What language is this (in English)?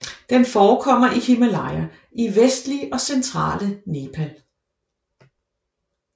Danish